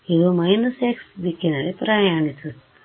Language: Kannada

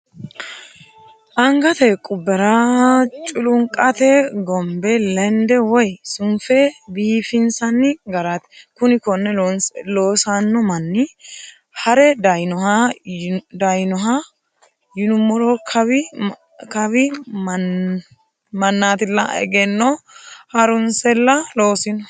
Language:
Sidamo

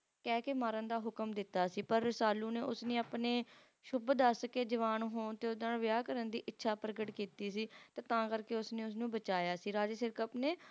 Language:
Punjabi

